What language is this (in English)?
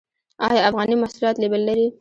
Pashto